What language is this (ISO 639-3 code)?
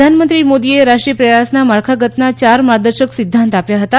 guj